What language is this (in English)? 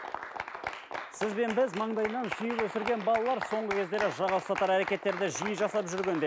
Kazakh